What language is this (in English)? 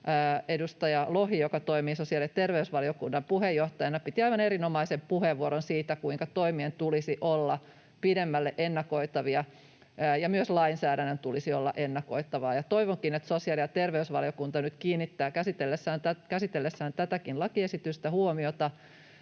Finnish